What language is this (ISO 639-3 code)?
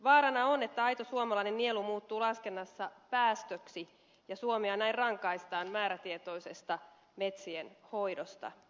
fin